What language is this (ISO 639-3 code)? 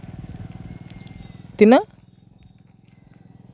sat